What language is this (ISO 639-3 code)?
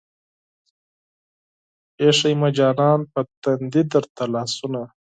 pus